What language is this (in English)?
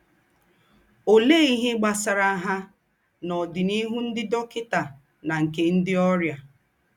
Igbo